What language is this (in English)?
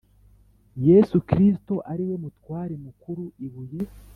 Kinyarwanda